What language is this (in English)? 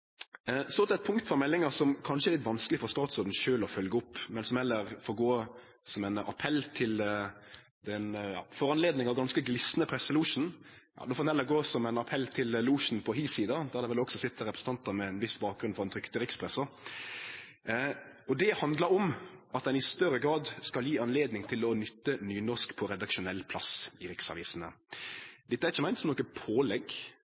Norwegian Nynorsk